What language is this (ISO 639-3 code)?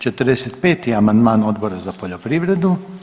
hrv